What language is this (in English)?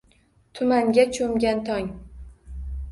Uzbek